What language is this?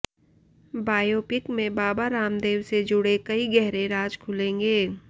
Hindi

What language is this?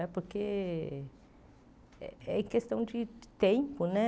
Portuguese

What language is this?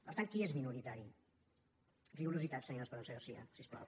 Catalan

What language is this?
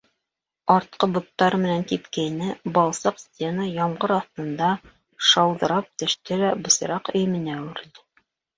Bashkir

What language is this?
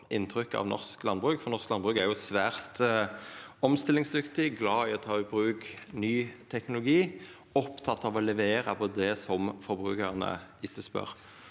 Norwegian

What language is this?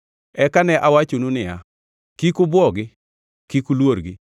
Luo (Kenya and Tanzania)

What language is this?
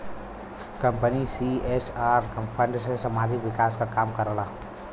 Bhojpuri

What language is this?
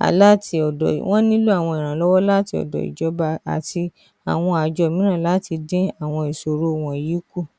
Yoruba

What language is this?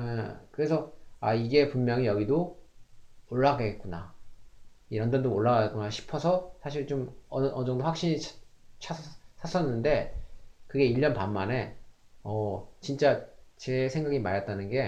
Korean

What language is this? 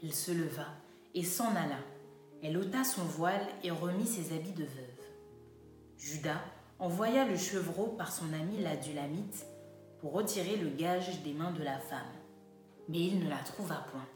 French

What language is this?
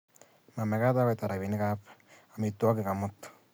Kalenjin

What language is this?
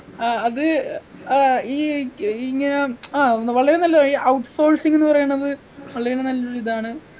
Malayalam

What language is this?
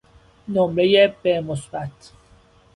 Persian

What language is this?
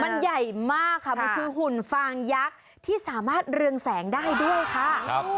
Thai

